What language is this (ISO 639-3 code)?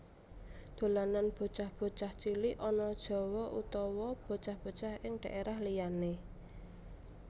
jav